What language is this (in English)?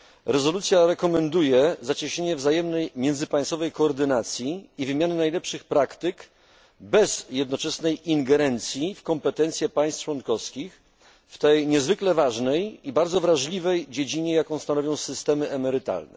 Polish